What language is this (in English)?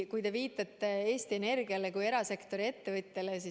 Estonian